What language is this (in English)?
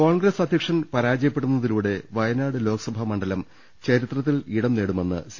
Malayalam